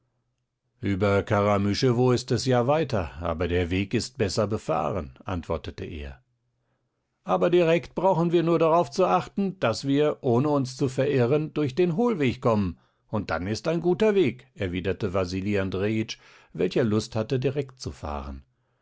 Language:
German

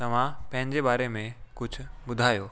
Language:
Sindhi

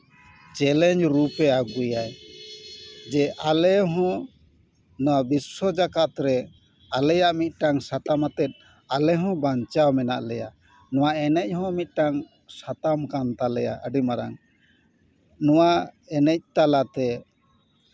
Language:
Santali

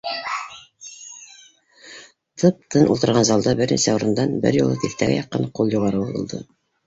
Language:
Bashkir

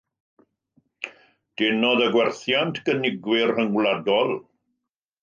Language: Welsh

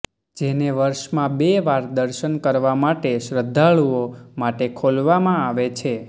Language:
Gujarati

